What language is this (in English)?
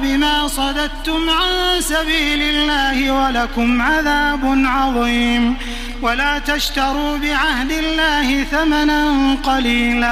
Arabic